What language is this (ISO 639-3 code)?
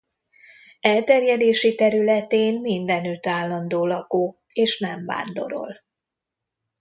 hun